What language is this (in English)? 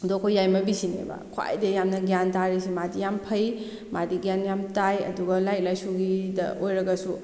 Manipuri